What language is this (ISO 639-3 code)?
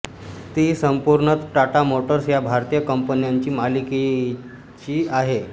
mar